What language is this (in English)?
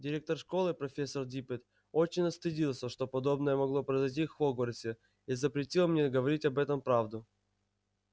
Russian